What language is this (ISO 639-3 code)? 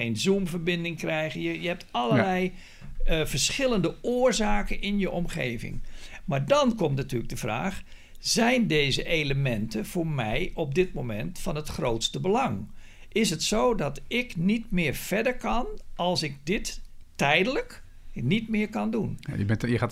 nld